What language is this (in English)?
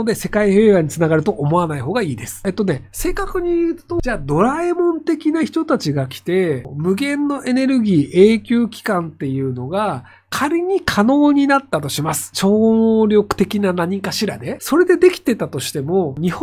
Japanese